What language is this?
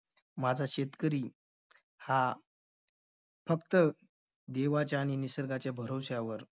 Marathi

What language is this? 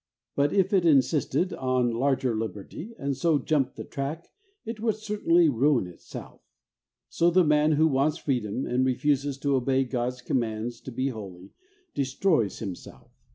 English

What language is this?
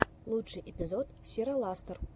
Russian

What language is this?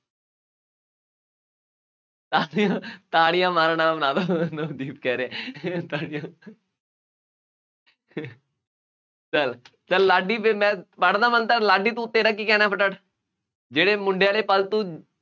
Punjabi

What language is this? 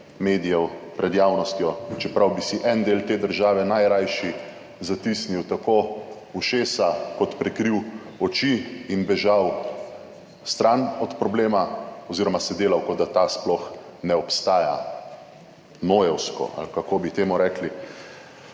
Slovenian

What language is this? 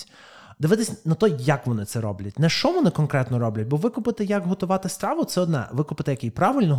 Ukrainian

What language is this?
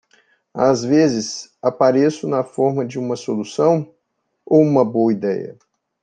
Portuguese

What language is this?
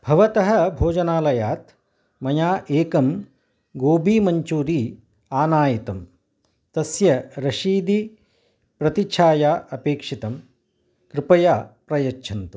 Sanskrit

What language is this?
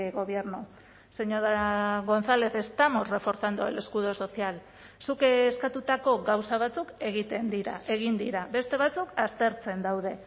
Basque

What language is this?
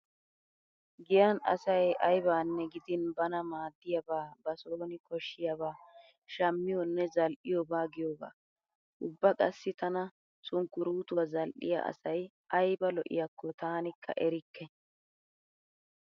Wolaytta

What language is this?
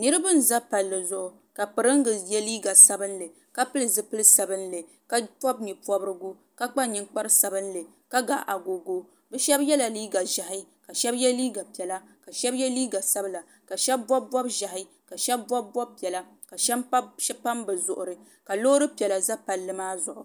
Dagbani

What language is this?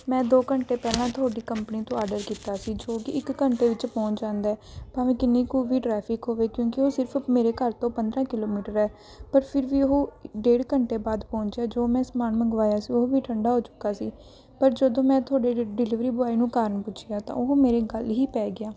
Punjabi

